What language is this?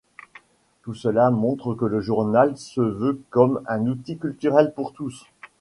French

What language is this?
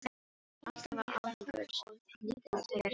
Icelandic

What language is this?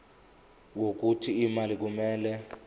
Zulu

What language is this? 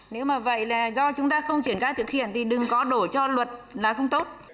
Vietnamese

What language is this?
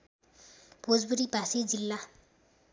Nepali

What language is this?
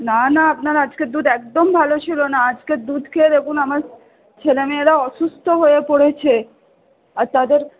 Bangla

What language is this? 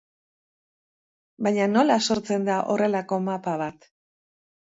Basque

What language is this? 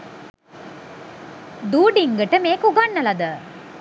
Sinhala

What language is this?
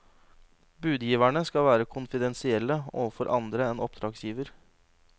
Norwegian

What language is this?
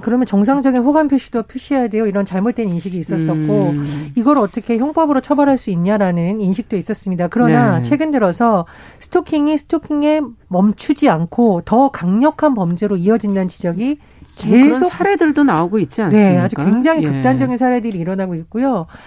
Korean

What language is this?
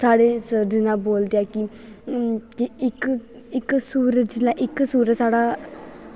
Dogri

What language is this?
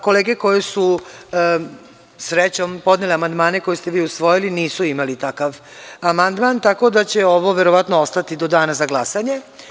Serbian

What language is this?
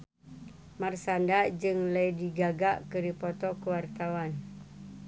Sundanese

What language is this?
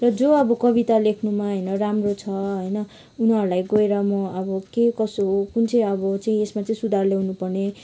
Nepali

